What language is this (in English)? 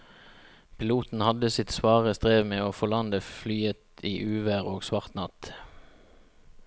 Norwegian